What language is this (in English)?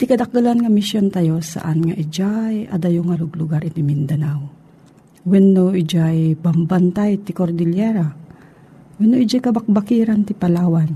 Filipino